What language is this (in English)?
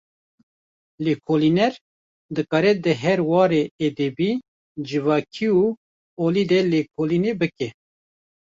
Kurdish